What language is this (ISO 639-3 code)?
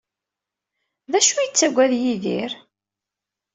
kab